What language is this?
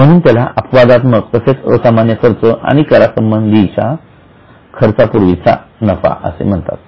Marathi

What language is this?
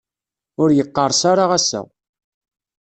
Kabyle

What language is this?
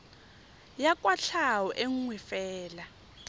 Tswana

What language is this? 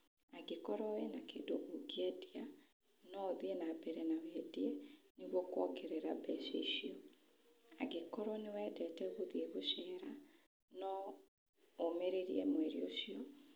Kikuyu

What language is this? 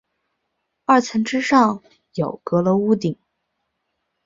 Chinese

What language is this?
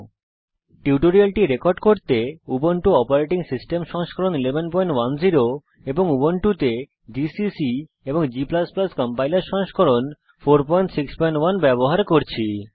Bangla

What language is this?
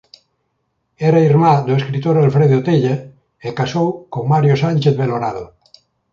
Galician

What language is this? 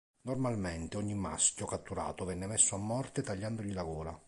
Italian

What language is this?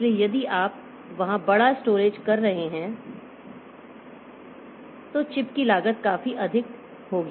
Hindi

